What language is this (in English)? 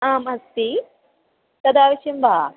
Sanskrit